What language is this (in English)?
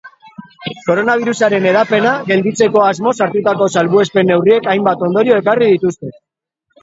Basque